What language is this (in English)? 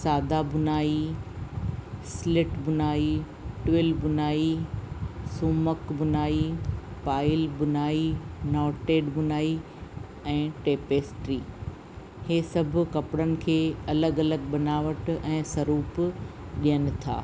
Sindhi